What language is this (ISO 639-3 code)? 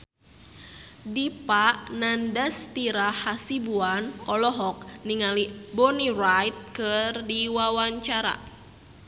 sun